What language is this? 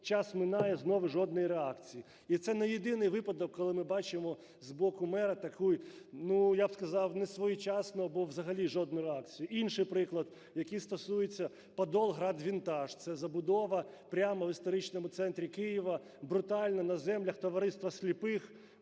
Ukrainian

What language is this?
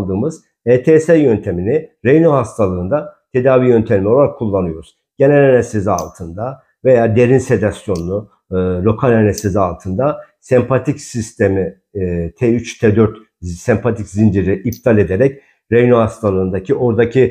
Turkish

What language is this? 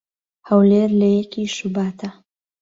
Central Kurdish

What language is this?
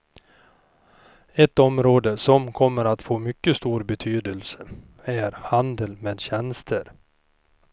Swedish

